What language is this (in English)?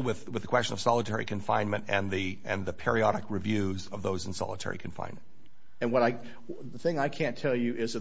English